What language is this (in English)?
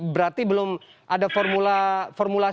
Indonesian